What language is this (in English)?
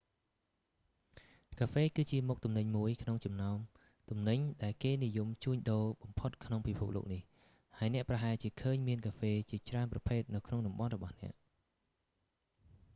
Khmer